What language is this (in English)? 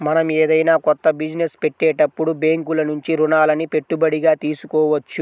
Telugu